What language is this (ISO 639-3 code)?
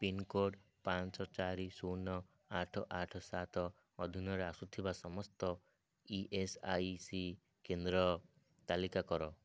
ori